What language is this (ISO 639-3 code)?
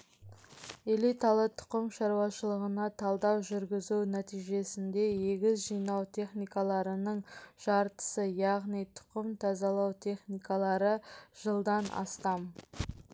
kaz